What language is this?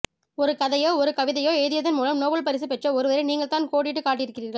Tamil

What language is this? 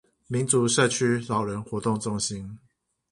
Chinese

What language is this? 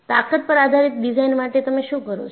Gujarati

